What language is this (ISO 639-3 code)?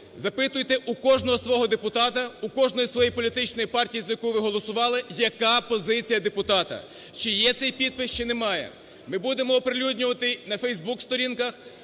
ukr